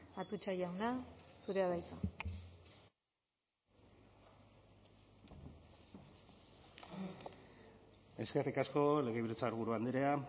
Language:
Basque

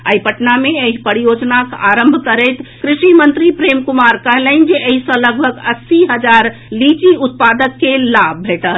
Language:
Maithili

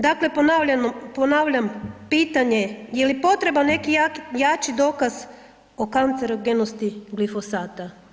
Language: Croatian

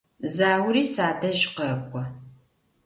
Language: Adyghe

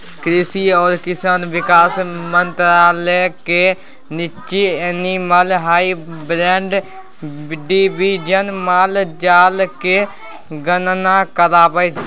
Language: Maithili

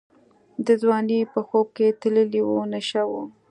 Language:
Pashto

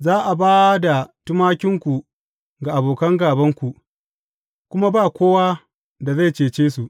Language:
Hausa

